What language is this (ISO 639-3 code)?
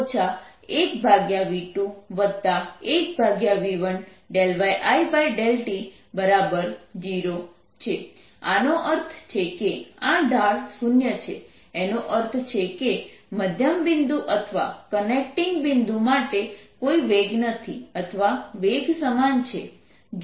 guj